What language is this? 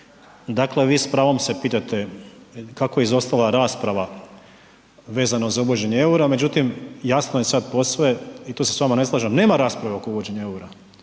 Croatian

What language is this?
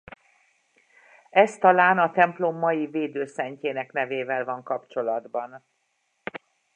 Hungarian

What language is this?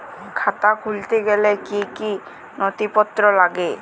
Bangla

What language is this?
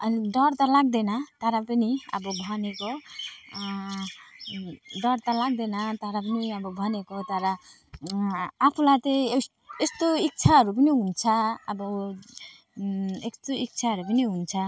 Nepali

